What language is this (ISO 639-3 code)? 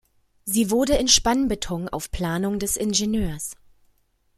deu